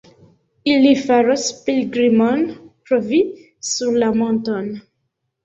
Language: Esperanto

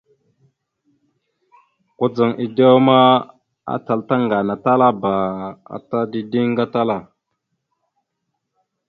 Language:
Mada (Cameroon)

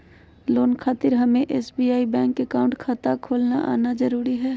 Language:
Magahi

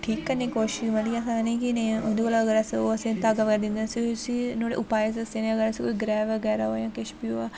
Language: Dogri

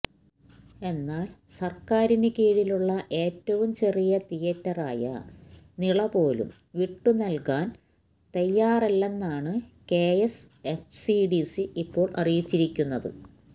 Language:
Malayalam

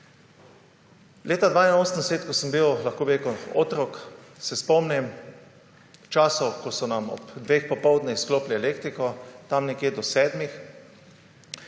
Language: Slovenian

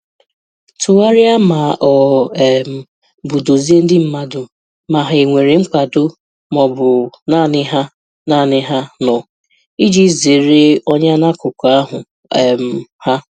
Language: Igbo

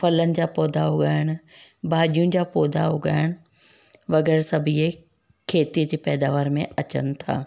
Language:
Sindhi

